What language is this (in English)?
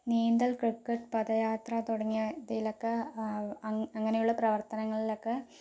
Malayalam